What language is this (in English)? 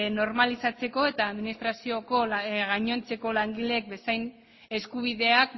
Basque